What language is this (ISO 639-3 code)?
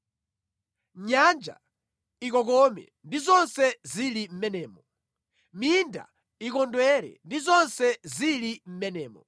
nya